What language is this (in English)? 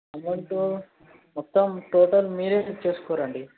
Telugu